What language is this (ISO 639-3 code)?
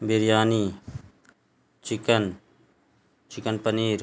urd